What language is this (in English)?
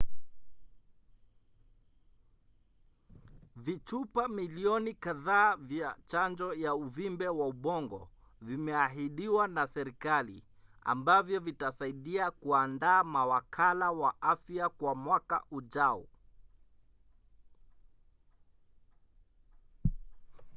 Swahili